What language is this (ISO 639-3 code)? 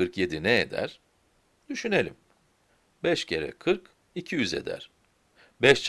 tur